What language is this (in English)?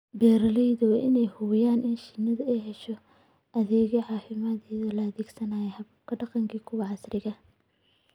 Somali